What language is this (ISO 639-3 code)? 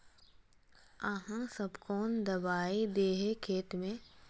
mag